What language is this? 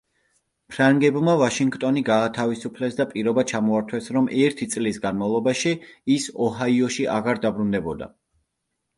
Georgian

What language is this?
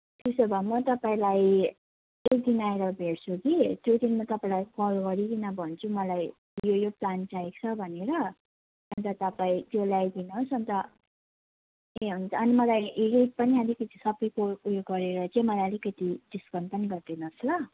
Nepali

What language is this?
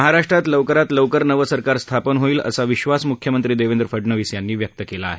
Marathi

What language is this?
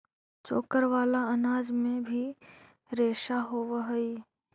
Magahi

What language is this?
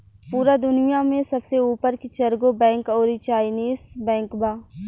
Bhojpuri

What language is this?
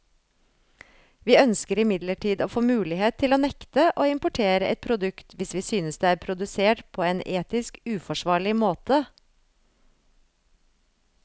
Norwegian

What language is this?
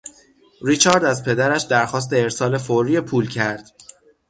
Persian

